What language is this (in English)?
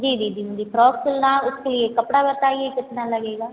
Hindi